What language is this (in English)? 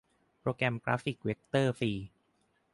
Thai